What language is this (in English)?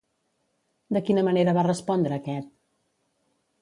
Catalan